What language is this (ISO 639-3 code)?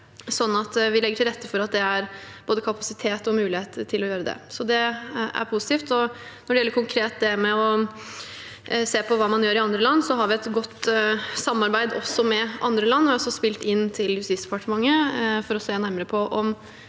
nor